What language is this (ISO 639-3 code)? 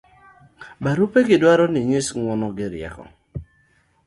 luo